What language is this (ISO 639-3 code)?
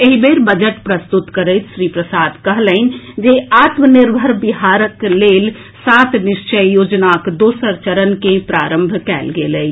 mai